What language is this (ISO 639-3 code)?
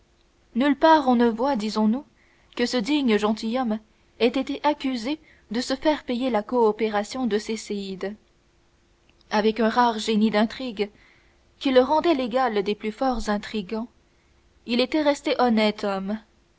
fra